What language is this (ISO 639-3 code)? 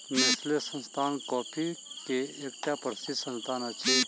mai